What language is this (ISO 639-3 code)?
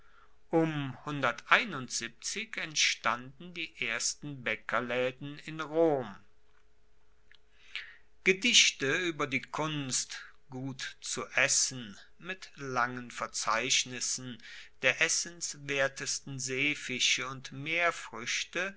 deu